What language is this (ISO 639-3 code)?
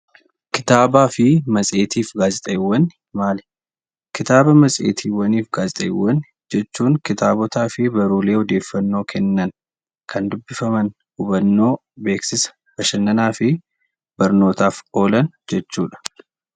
orm